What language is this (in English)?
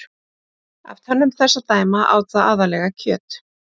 Icelandic